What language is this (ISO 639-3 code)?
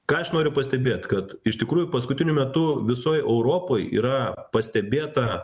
lit